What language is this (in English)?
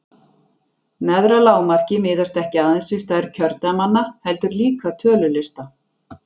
Icelandic